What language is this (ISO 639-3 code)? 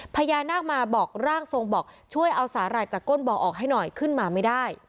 tha